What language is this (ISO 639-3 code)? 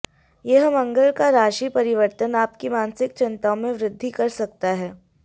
hin